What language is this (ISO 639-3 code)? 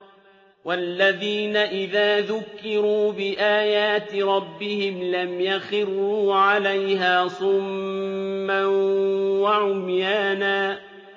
ara